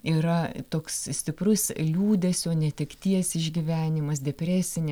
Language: Lithuanian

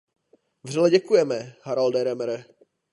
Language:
Czech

